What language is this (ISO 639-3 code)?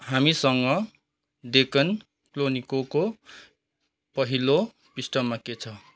nep